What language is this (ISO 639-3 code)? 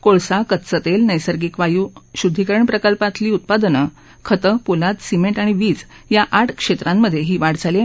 mar